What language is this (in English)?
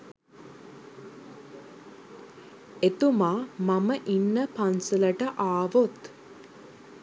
Sinhala